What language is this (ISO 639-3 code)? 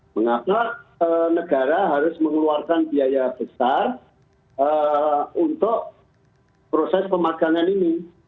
ind